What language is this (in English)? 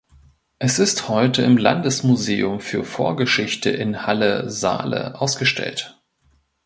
German